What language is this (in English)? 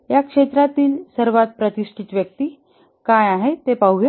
Marathi